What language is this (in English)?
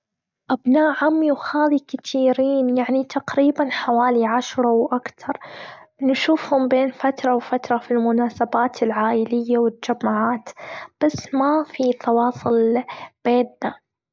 Gulf Arabic